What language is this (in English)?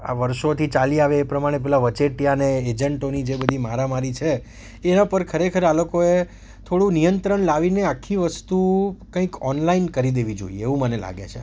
Gujarati